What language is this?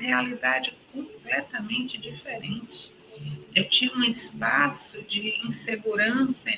Portuguese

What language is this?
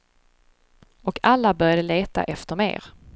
Swedish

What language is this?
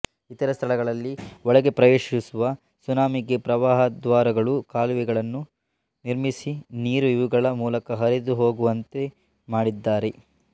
Kannada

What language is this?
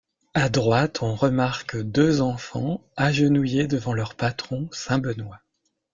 French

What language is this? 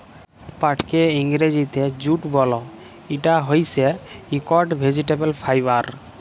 Bangla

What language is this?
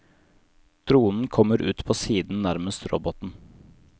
Norwegian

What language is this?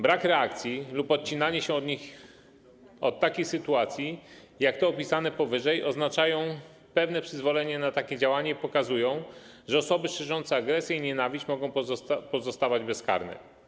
Polish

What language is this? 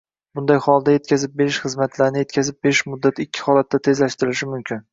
Uzbek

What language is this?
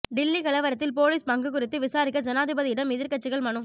Tamil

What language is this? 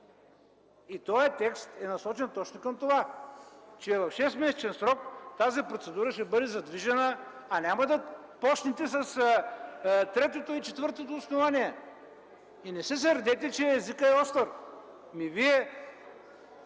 Bulgarian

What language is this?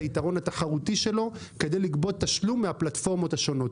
Hebrew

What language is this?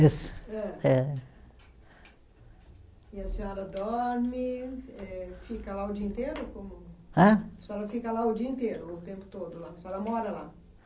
Portuguese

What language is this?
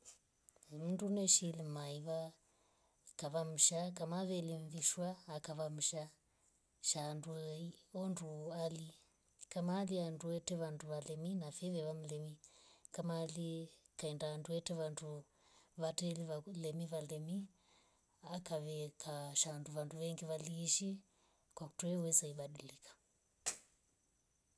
Rombo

